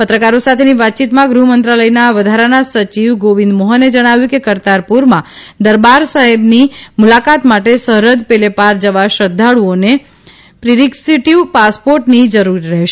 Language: Gujarati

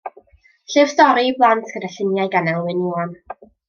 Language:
Welsh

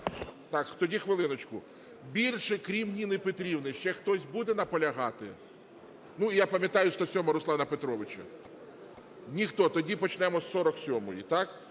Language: Ukrainian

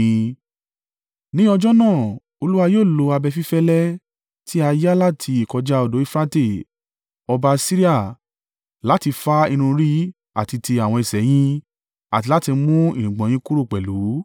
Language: Yoruba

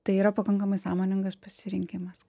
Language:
Lithuanian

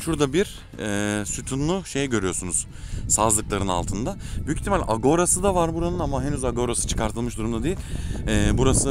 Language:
Turkish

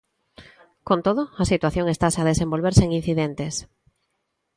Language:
Galician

